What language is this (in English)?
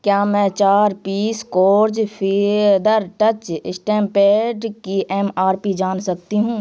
Urdu